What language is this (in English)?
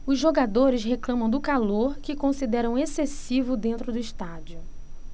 Portuguese